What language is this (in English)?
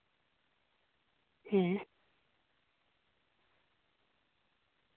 Santali